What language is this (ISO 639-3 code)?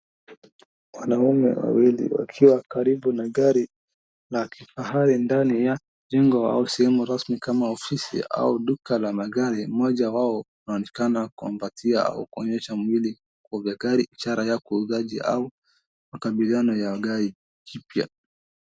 swa